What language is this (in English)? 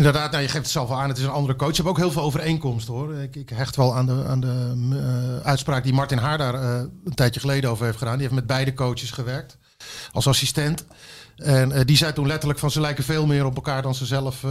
Dutch